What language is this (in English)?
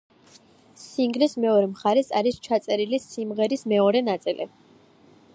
Georgian